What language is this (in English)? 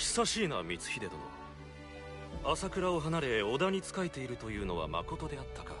Japanese